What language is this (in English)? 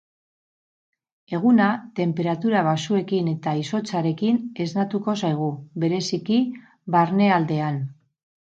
Basque